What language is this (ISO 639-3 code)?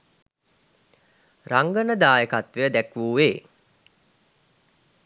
sin